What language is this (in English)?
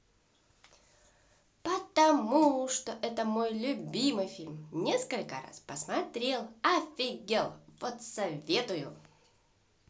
Russian